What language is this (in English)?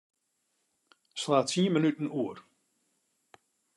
Western Frisian